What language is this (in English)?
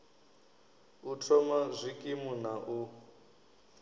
Venda